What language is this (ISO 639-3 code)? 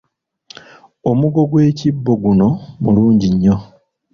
lug